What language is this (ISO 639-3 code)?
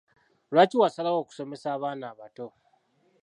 lug